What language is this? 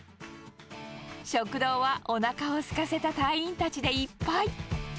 Japanese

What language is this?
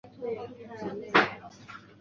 Chinese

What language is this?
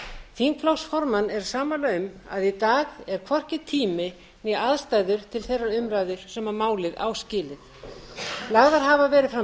Icelandic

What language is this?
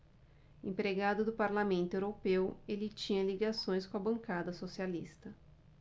Portuguese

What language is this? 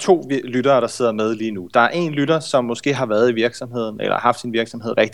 Danish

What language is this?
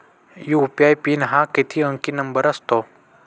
Marathi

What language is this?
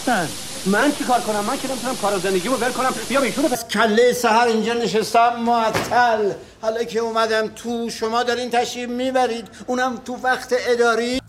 Persian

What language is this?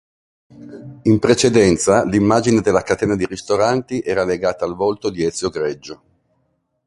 Italian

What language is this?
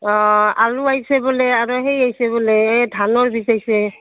Assamese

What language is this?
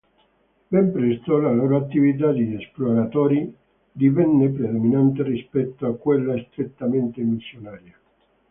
Italian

